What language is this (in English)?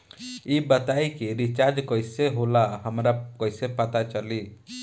Bhojpuri